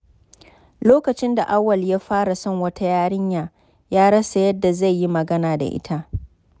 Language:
Hausa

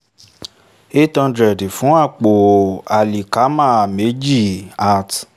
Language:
Yoruba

